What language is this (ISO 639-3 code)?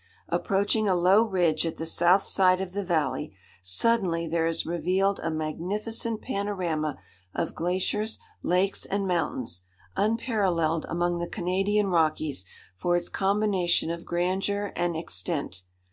eng